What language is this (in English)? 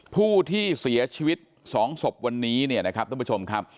Thai